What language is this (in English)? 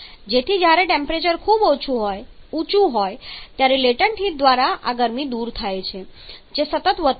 Gujarati